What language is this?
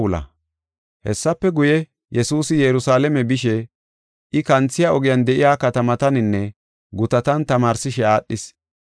Gofa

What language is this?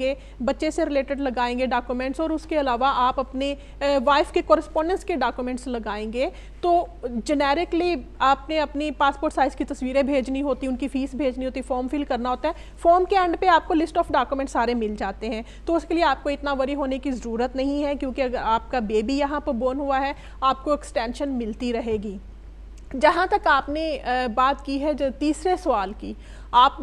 Hindi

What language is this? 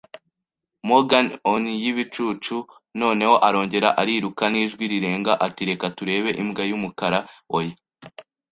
Kinyarwanda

